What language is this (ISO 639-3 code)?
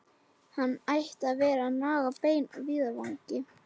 isl